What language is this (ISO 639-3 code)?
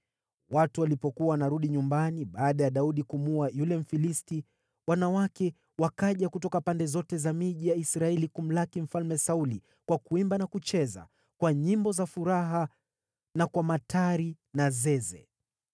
swa